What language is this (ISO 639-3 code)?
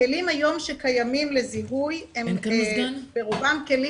heb